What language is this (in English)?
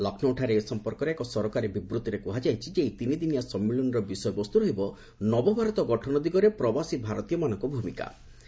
Odia